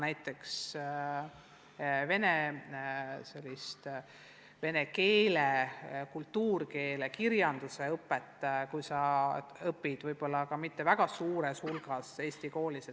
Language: Estonian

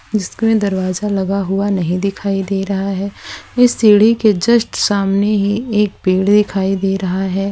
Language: Hindi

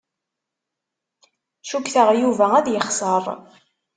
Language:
Kabyle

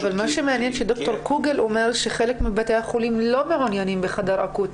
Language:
Hebrew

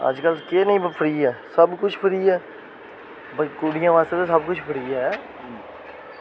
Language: Dogri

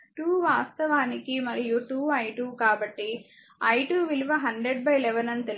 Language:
Telugu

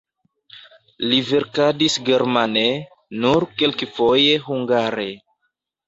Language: Esperanto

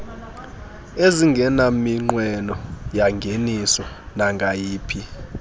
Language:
Xhosa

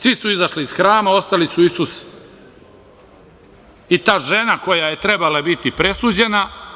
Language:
Serbian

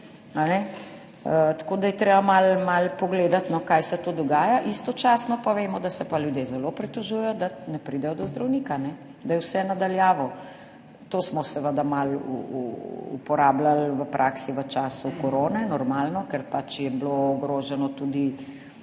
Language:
Slovenian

